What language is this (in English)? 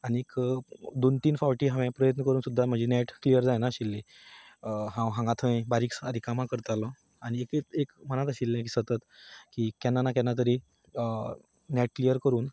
Konkani